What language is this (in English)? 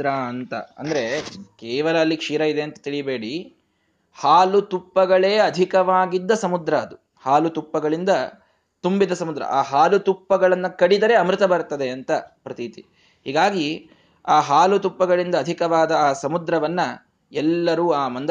Kannada